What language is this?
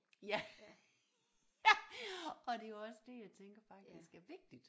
Danish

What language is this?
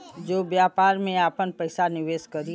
Bhojpuri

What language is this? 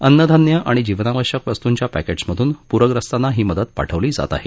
Marathi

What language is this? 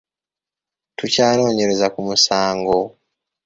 Ganda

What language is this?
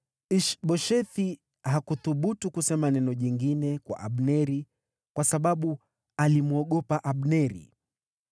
Swahili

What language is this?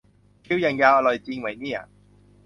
Thai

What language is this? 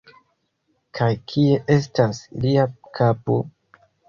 Esperanto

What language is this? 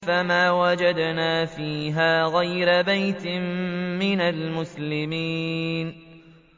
Arabic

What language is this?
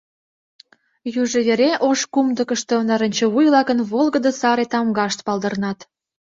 Mari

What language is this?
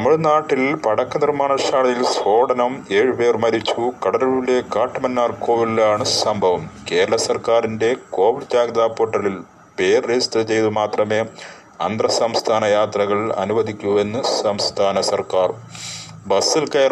Malayalam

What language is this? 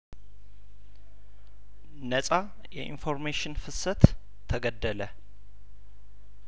Amharic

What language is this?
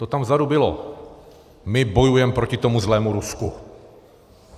Czech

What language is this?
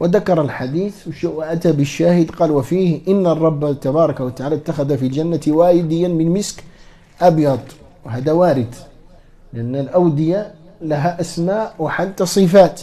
Arabic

